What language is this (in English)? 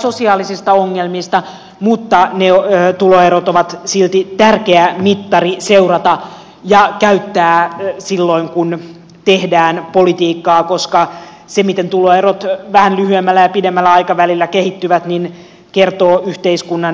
Finnish